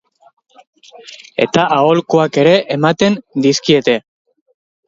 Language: Basque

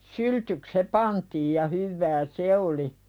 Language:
Finnish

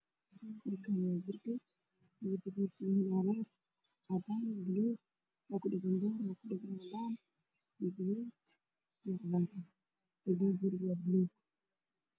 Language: Somali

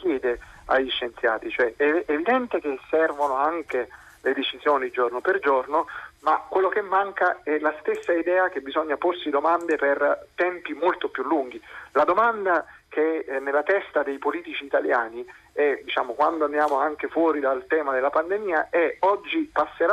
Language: Italian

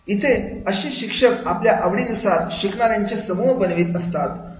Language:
Marathi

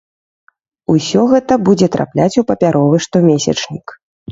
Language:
Belarusian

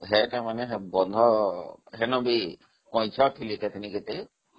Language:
Odia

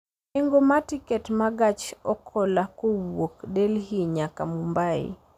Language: Luo (Kenya and Tanzania)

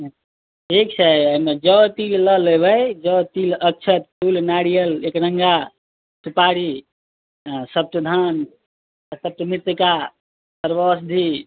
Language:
Maithili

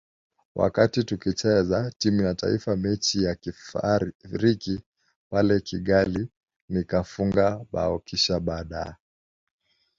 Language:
Swahili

